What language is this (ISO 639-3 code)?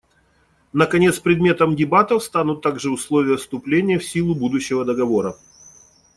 rus